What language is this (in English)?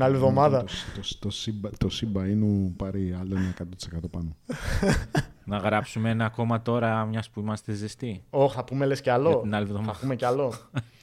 Greek